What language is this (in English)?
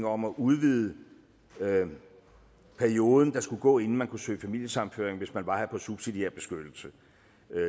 Danish